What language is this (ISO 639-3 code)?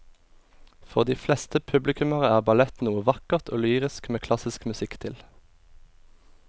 nor